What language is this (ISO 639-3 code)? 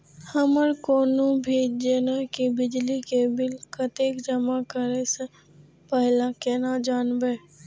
mai